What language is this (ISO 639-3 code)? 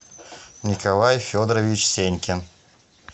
rus